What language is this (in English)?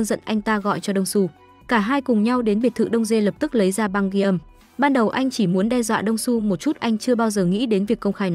Vietnamese